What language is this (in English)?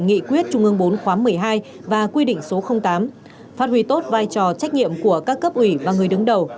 Vietnamese